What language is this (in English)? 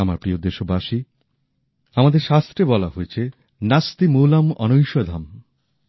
Bangla